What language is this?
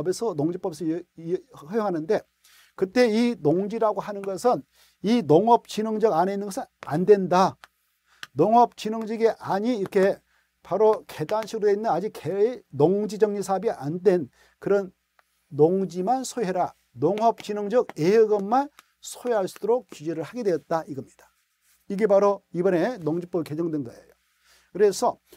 Korean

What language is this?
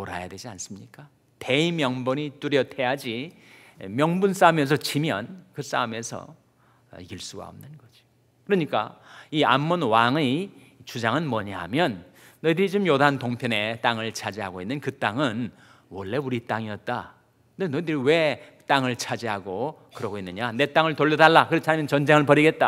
Korean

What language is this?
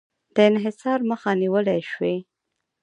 Pashto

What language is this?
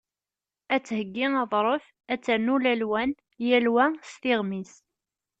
Kabyle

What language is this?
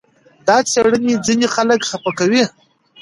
Pashto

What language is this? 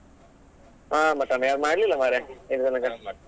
Kannada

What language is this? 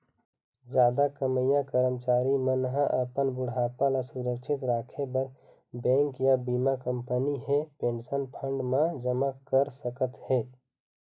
Chhattisgarhi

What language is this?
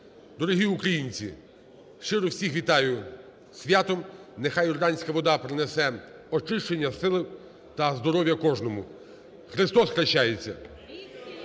Ukrainian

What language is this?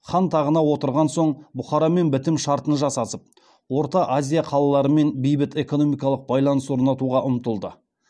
Kazakh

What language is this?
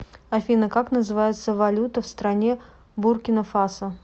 Russian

